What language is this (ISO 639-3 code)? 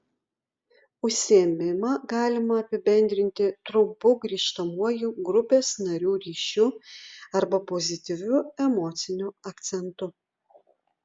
lit